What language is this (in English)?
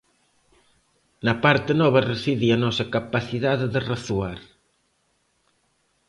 Galician